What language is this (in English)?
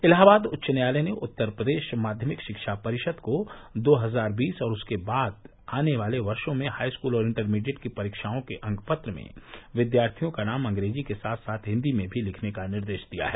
Hindi